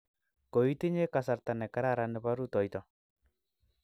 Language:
Kalenjin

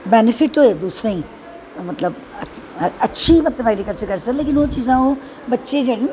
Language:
Dogri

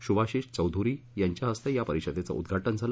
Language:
Marathi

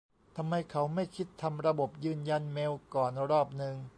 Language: Thai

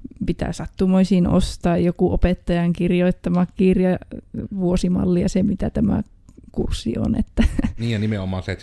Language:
Finnish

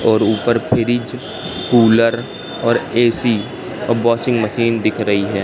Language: Hindi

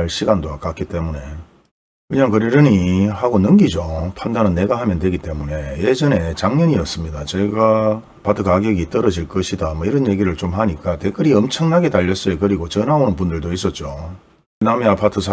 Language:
Korean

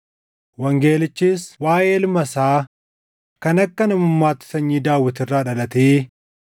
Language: Oromo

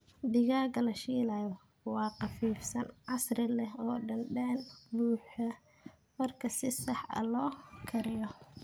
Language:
Somali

